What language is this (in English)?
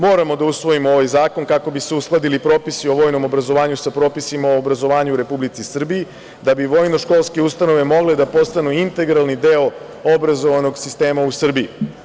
Serbian